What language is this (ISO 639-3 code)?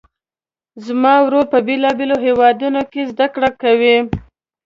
pus